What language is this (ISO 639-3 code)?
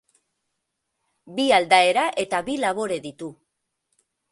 eus